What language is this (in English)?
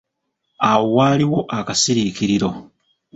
Ganda